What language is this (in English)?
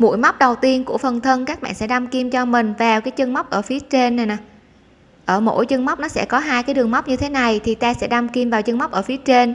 Vietnamese